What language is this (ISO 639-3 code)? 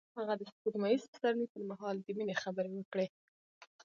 pus